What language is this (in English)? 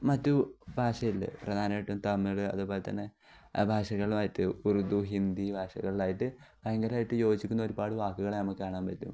Malayalam